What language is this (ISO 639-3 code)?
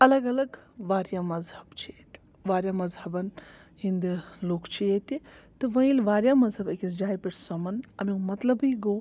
kas